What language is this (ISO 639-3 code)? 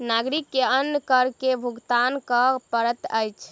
mai